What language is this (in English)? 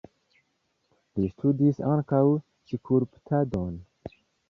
Esperanto